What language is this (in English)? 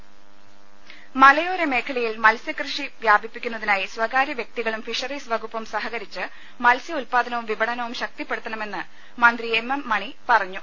Malayalam